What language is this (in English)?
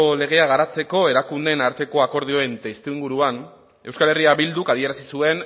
Basque